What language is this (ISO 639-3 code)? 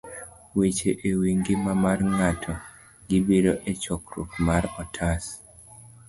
luo